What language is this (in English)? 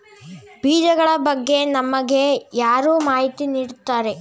Kannada